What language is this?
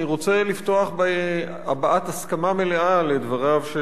Hebrew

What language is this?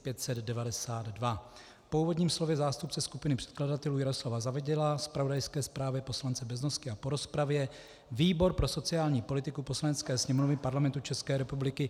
Czech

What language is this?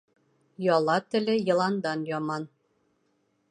Bashkir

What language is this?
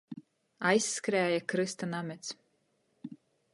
Latgalian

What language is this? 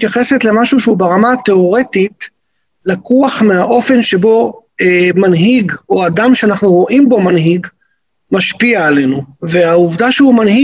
Hebrew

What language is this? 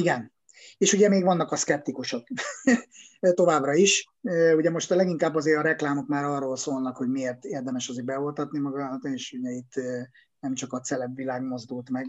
Hungarian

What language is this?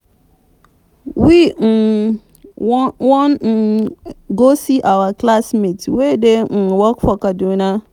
Nigerian Pidgin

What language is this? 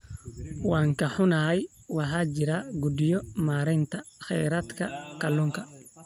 Somali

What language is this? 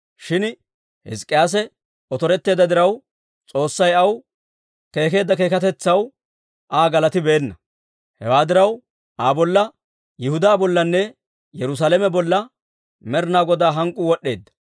Dawro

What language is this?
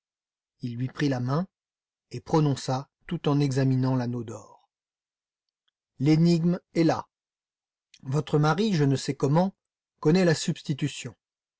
French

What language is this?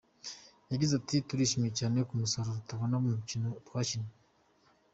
Kinyarwanda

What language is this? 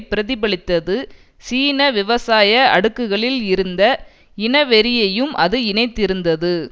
Tamil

